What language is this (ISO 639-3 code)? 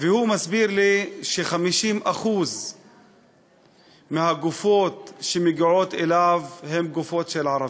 heb